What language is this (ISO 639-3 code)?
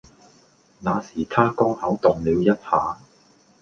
yue